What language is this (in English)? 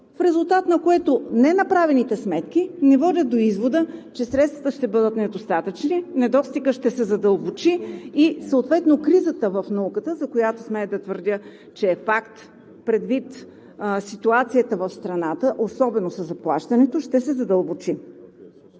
Bulgarian